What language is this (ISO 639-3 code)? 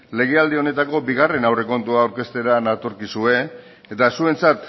eus